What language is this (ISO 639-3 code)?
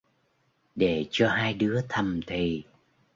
vie